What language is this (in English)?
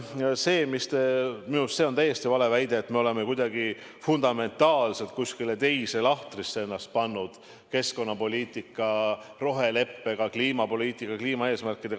Estonian